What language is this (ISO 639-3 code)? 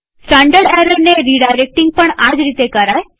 guj